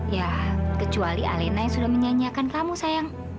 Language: Indonesian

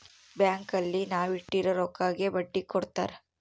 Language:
Kannada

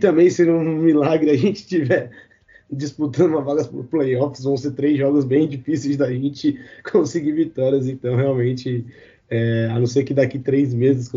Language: Portuguese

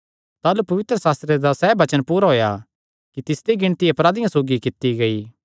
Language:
Kangri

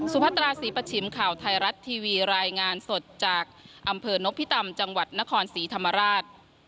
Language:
Thai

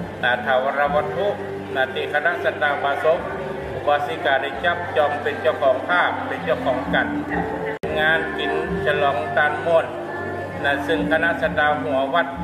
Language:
Thai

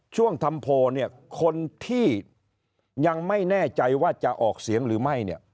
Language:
Thai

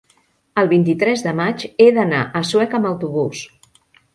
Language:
Catalan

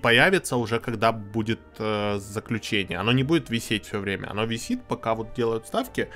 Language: Russian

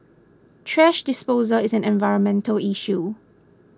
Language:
English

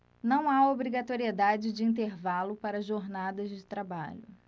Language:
Portuguese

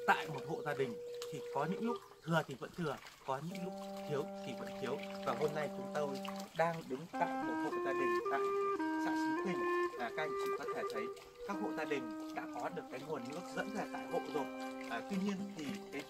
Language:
Vietnamese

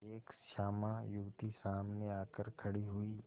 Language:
Hindi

